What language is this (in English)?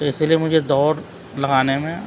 Urdu